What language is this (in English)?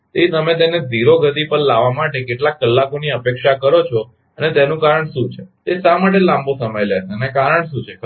Gujarati